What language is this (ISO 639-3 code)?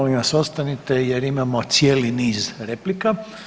hrv